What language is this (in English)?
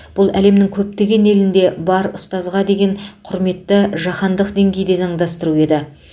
Kazakh